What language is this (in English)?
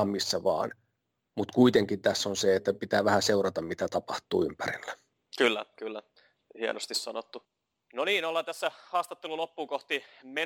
Finnish